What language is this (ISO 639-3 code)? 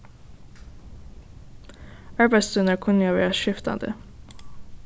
fao